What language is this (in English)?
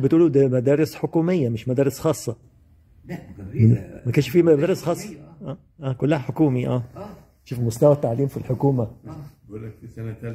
Arabic